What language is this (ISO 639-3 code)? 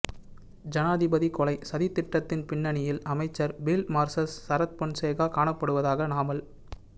tam